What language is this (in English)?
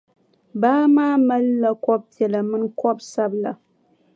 Dagbani